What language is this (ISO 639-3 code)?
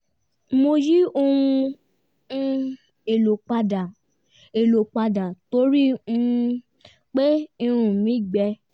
yor